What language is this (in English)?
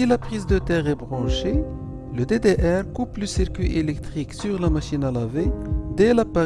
French